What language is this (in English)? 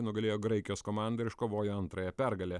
Lithuanian